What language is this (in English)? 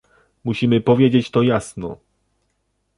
Polish